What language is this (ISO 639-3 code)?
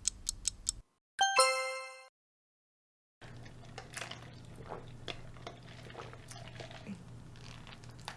kor